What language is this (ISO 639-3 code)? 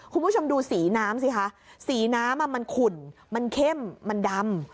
tha